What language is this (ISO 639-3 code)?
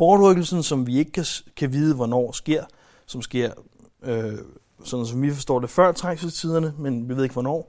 dan